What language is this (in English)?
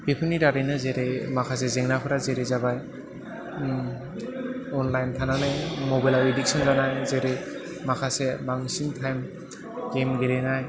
Bodo